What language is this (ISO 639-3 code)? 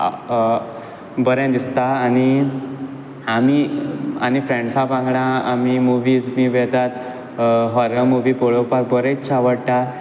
kok